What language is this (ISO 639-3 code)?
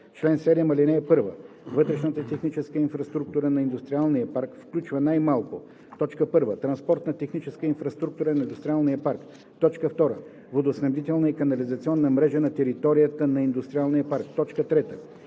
bul